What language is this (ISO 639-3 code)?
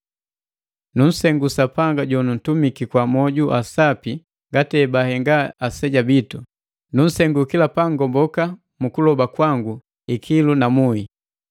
mgv